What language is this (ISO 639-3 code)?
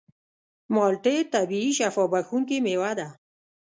pus